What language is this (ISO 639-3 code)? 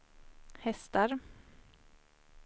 swe